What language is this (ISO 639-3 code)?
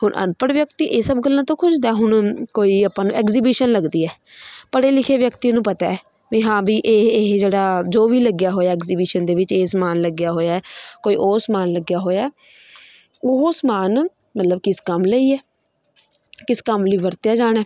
pan